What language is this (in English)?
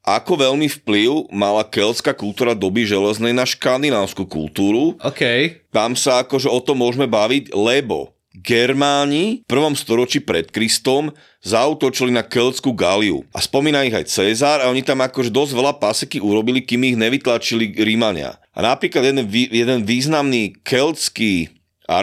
Slovak